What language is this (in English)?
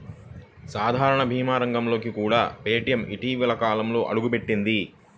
Telugu